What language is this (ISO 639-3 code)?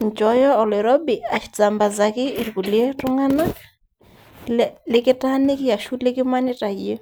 mas